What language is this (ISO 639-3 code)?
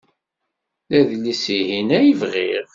kab